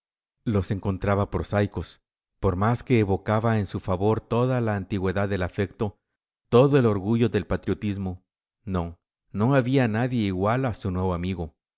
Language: Spanish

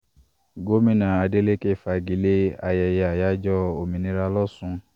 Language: Yoruba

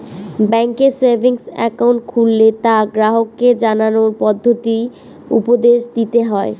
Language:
Bangla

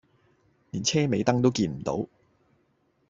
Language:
Cantonese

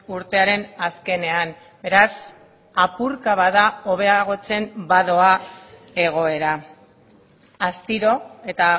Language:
Basque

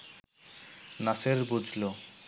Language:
Bangla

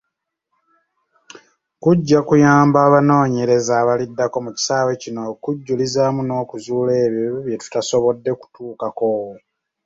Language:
Ganda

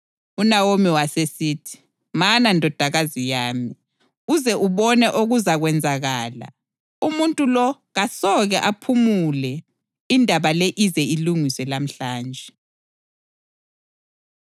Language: North Ndebele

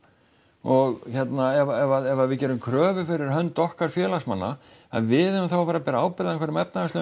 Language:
Icelandic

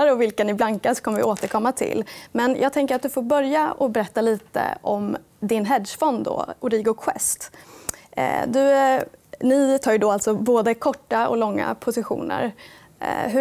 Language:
Swedish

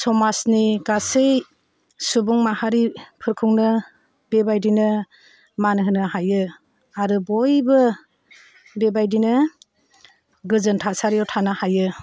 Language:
Bodo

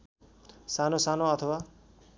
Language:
Nepali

